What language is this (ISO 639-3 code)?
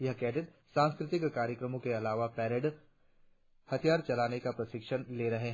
hin